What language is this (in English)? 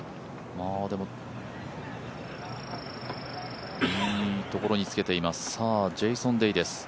Japanese